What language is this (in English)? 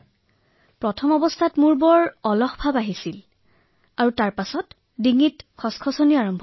Assamese